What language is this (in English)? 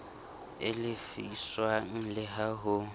Southern Sotho